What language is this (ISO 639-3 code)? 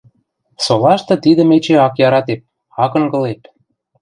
mrj